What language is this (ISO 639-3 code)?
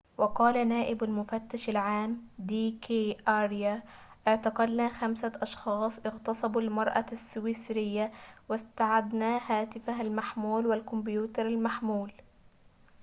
ara